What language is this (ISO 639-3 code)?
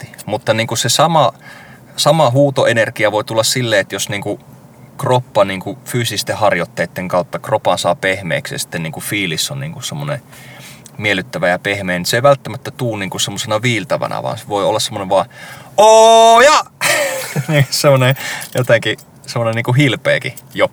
fin